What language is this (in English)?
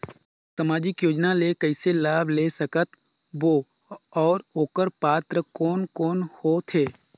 Chhattisgarhi